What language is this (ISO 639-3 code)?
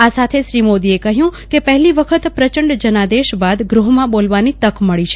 guj